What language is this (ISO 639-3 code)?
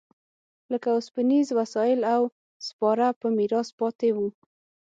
pus